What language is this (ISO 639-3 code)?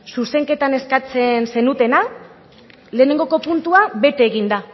eus